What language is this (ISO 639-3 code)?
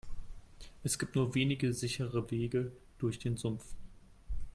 deu